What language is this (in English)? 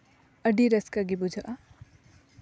Santali